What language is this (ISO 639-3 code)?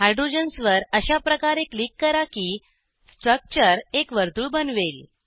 mar